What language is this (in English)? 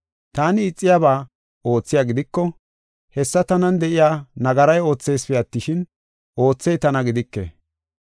Gofa